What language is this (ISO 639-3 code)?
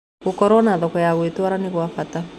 kik